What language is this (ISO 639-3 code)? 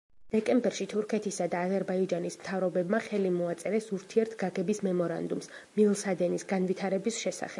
kat